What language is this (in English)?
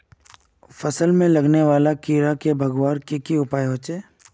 Magahi